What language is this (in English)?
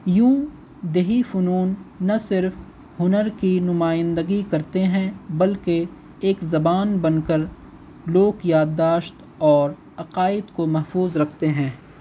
Urdu